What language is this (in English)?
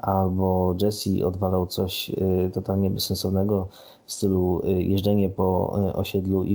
Polish